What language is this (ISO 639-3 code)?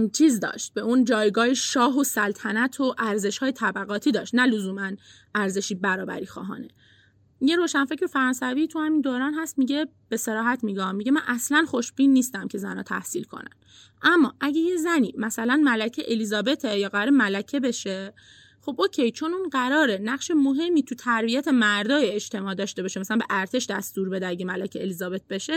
fas